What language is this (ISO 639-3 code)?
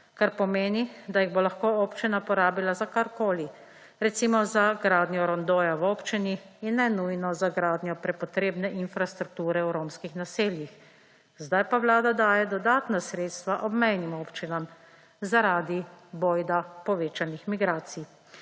slv